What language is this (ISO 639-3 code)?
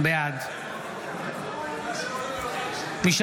heb